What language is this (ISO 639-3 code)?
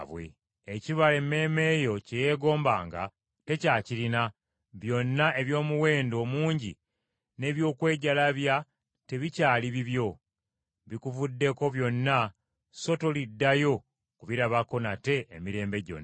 lug